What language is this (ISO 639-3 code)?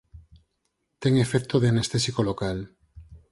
glg